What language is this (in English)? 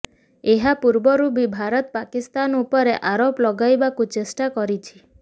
Odia